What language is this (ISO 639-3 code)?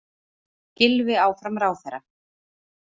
isl